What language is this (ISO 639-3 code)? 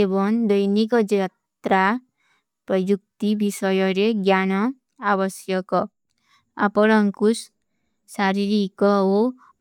uki